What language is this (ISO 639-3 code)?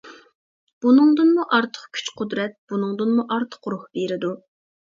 uig